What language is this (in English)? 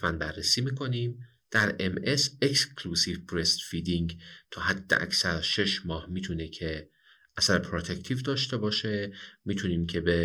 Persian